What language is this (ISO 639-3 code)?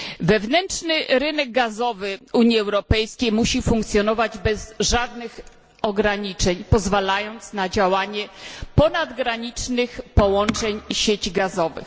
pol